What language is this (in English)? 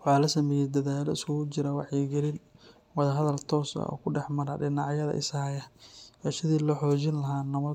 Somali